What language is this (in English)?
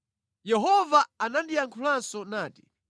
Nyanja